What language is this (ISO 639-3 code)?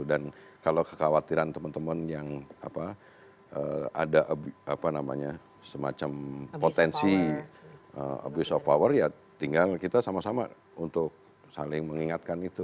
ind